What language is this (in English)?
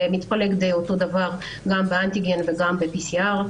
Hebrew